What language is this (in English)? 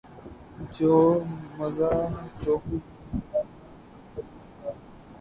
Urdu